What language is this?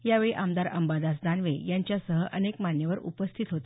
Marathi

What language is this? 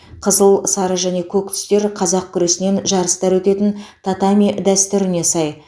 Kazakh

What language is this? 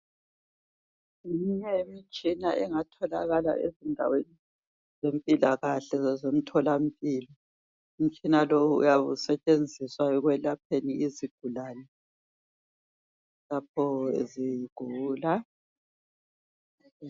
North Ndebele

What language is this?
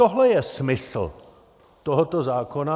Czech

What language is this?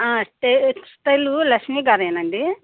Telugu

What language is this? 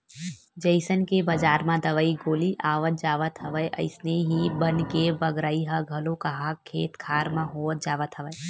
Chhattisgarhi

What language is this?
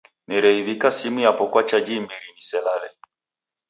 Taita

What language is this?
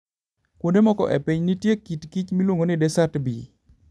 Luo (Kenya and Tanzania)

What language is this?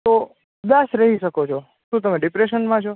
Gujarati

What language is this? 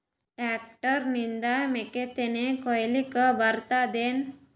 Kannada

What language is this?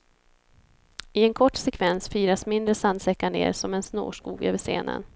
Swedish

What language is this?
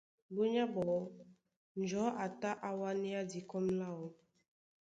Duala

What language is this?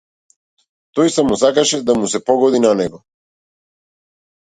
Macedonian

